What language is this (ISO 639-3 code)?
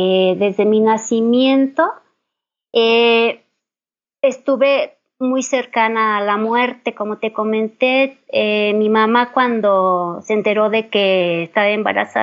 spa